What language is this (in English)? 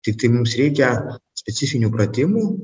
Lithuanian